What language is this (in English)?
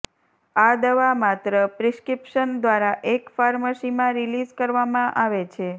Gujarati